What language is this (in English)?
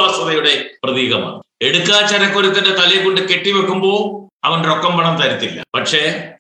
Malayalam